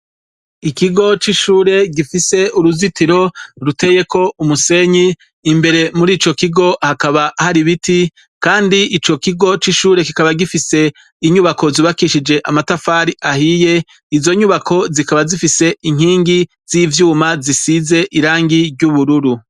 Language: Rundi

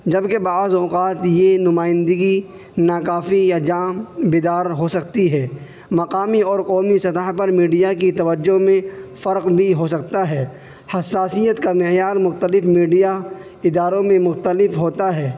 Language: Urdu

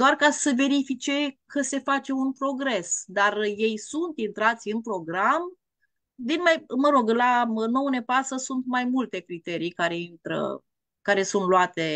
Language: Romanian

